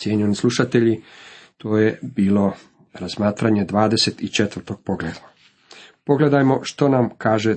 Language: Croatian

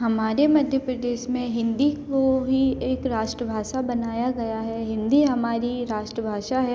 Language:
Hindi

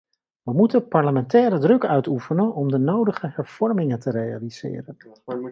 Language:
Dutch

